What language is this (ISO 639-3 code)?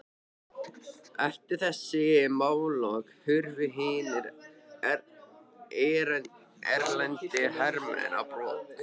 isl